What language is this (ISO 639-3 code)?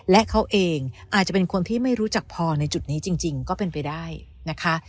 tha